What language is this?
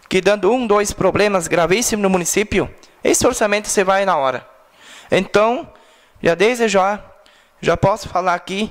Portuguese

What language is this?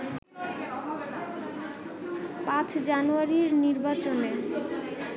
Bangla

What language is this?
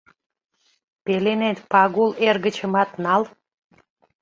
Mari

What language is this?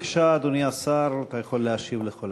Hebrew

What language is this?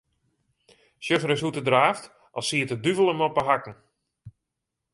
Western Frisian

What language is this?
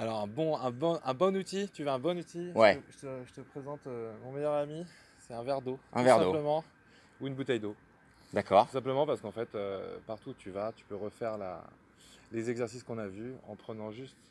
French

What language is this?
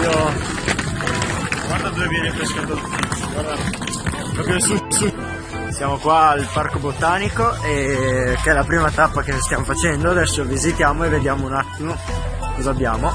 Italian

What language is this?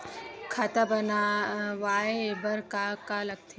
Chhattisgarhi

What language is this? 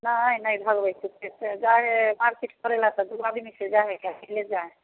Maithili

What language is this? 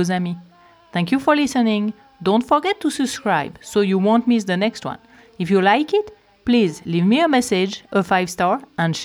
French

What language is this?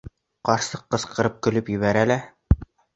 Bashkir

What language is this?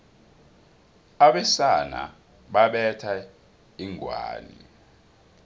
South Ndebele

